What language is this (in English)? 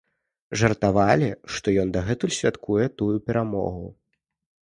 Belarusian